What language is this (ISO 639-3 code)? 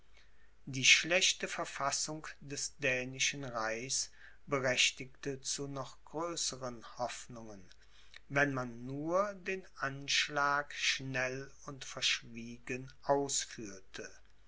deu